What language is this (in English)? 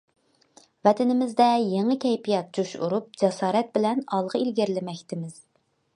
Uyghur